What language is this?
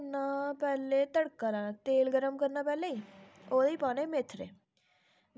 Dogri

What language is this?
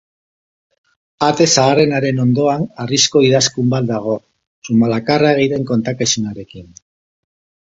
Basque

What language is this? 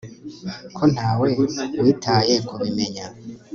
Kinyarwanda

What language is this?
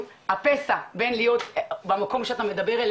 Hebrew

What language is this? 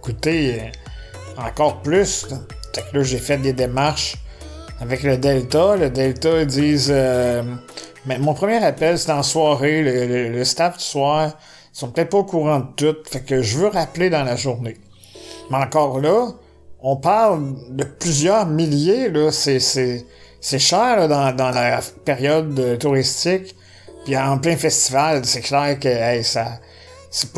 French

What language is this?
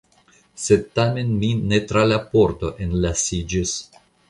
Esperanto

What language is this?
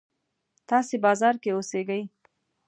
Pashto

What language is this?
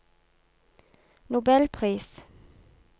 Norwegian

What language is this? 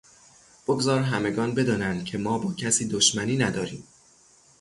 Persian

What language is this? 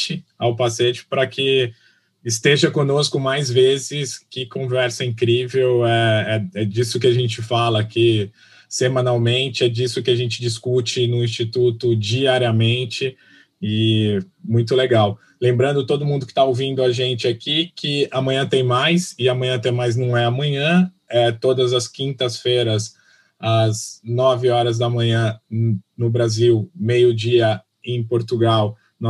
Portuguese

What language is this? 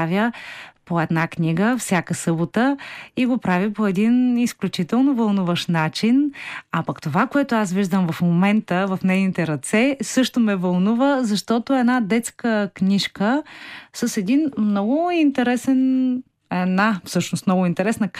Bulgarian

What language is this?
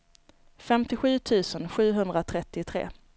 Swedish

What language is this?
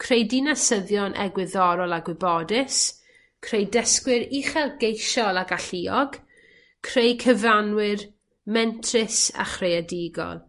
Welsh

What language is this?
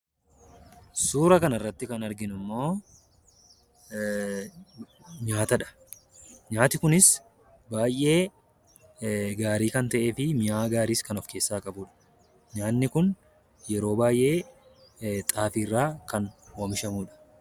Oromo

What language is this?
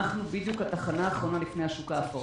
Hebrew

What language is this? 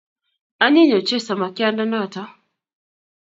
Kalenjin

